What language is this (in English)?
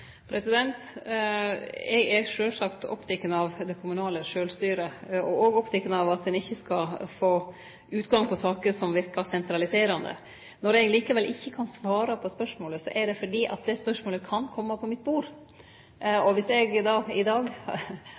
Norwegian Nynorsk